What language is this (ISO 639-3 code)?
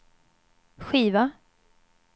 swe